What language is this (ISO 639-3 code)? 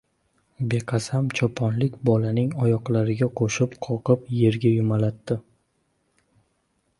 uzb